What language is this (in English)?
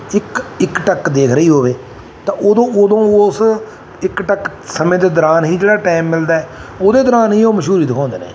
Punjabi